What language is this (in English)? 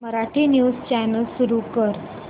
Marathi